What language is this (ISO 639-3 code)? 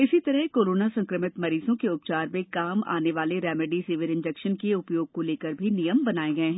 hin